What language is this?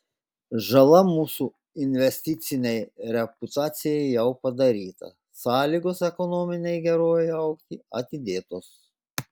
Lithuanian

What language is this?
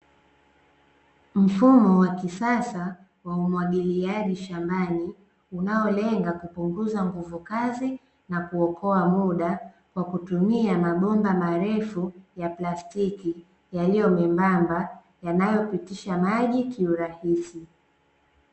Swahili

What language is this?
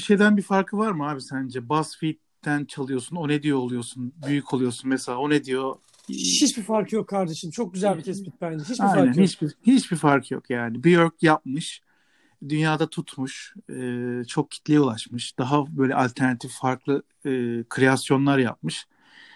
Turkish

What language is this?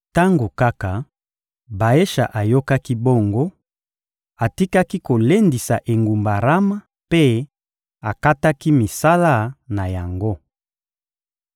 Lingala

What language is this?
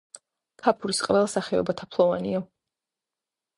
Georgian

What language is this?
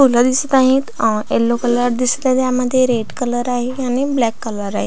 Marathi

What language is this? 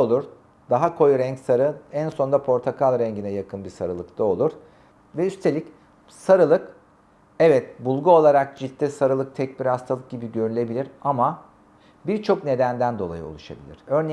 Turkish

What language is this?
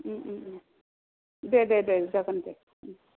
Bodo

